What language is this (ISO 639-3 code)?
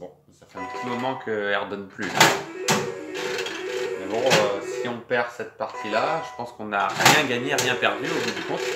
fra